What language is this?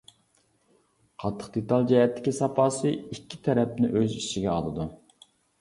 Uyghur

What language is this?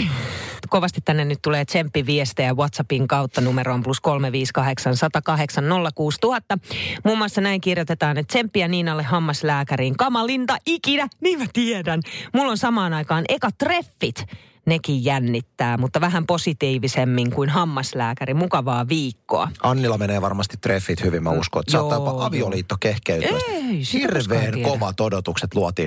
Finnish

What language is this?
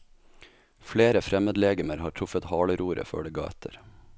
Norwegian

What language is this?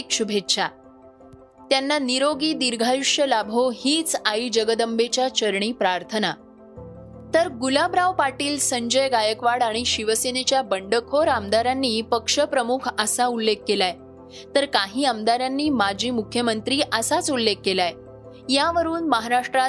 Marathi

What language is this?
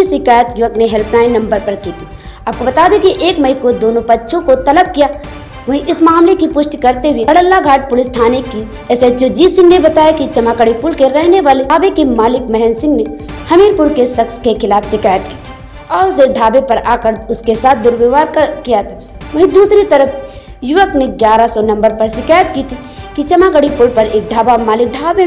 Hindi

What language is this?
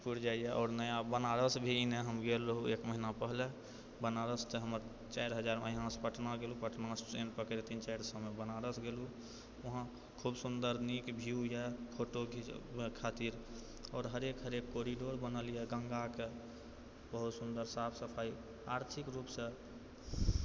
Maithili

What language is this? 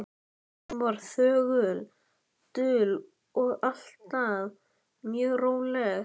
Icelandic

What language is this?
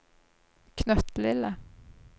Norwegian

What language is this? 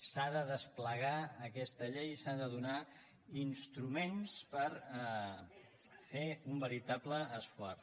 Catalan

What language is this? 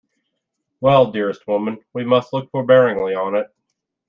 English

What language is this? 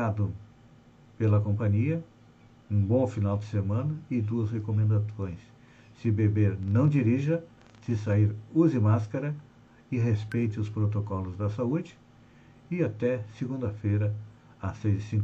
Portuguese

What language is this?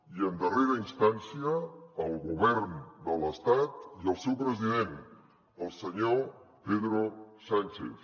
Catalan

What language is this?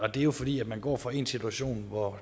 Danish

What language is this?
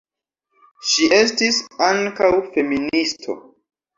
Esperanto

